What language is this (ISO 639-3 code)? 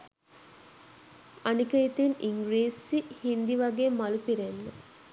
sin